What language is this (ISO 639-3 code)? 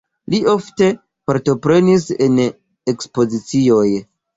epo